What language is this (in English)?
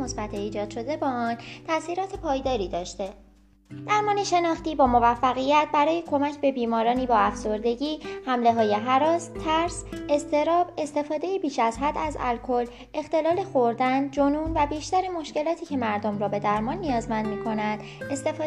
Persian